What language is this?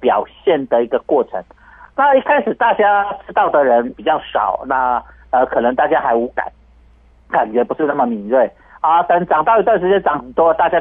Chinese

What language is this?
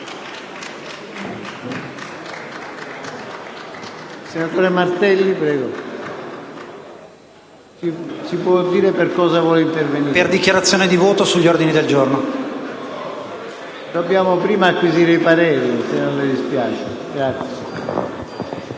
Italian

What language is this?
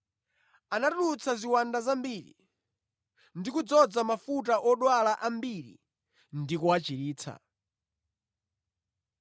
Nyanja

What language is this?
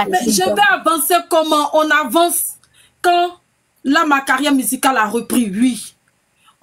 French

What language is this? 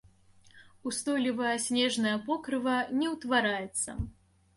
Belarusian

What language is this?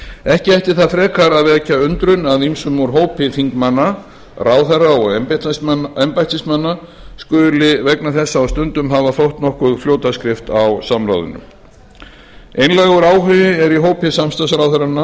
Icelandic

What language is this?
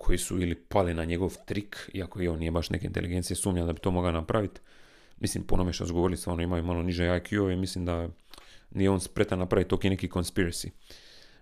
Croatian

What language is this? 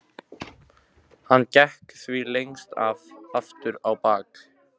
Icelandic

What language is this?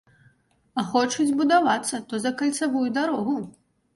Belarusian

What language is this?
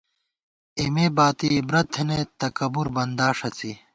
Gawar-Bati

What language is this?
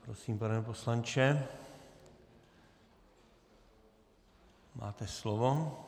Czech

